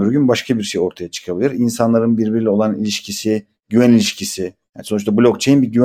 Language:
Turkish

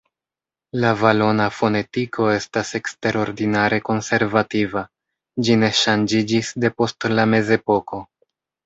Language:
Esperanto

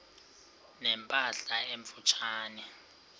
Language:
Xhosa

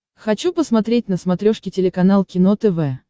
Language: Russian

